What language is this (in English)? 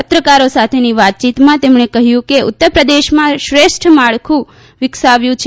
Gujarati